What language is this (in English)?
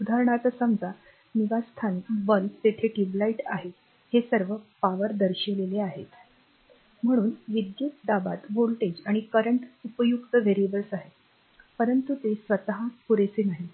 Marathi